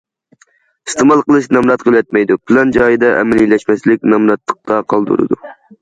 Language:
Uyghur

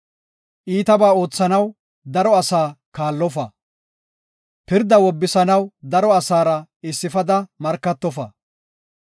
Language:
Gofa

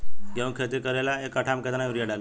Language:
Bhojpuri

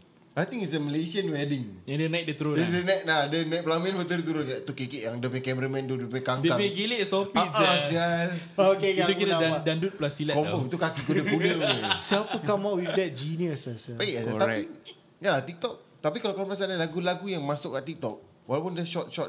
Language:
Malay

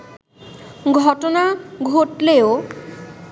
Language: Bangla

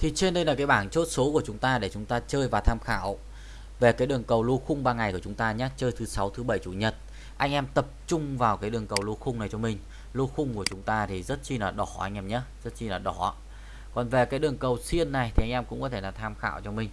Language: Vietnamese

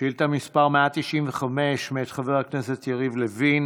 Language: Hebrew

